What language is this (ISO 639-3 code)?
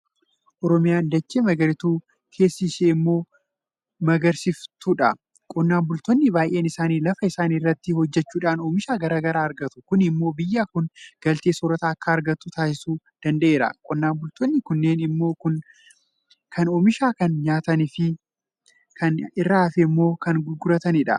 orm